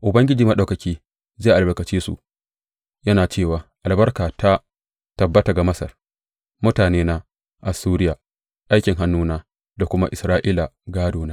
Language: Hausa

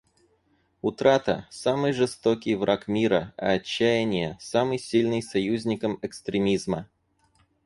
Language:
Russian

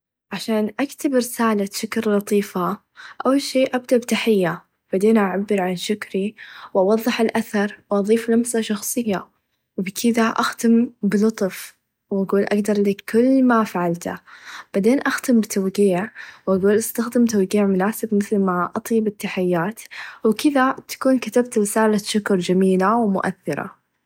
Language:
Najdi Arabic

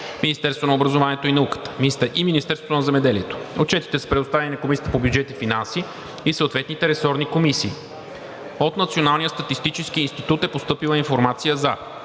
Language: Bulgarian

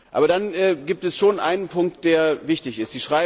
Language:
German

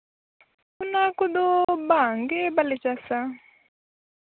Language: Santali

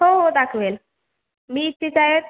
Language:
Marathi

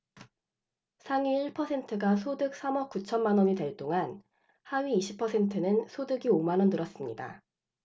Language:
Korean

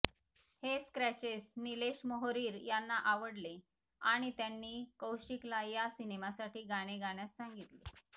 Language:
Marathi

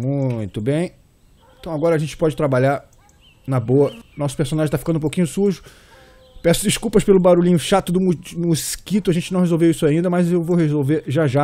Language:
Portuguese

